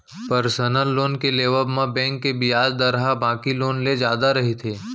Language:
Chhattisgarhi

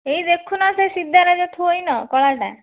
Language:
Odia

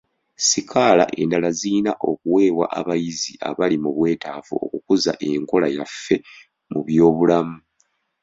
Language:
Ganda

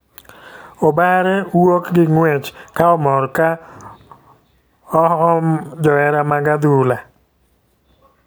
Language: Luo (Kenya and Tanzania)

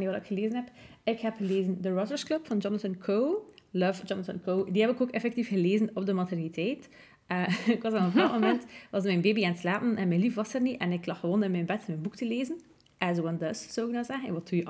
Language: Dutch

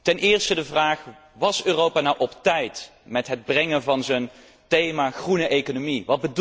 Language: Dutch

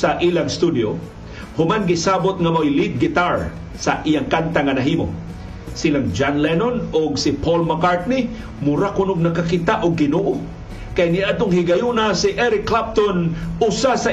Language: Filipino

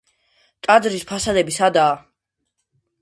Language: Georgian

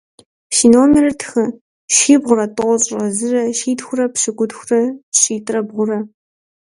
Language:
Kabardian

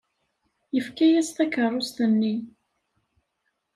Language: Kabyle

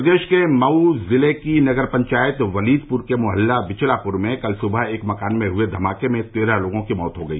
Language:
Hindi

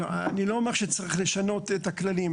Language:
Hebrew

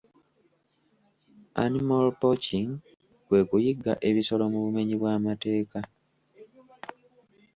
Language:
Ganda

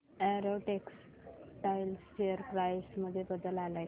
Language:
Marathi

